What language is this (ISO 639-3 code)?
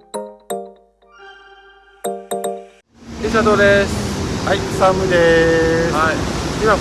jpn